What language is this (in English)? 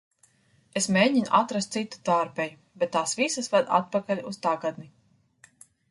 Latvian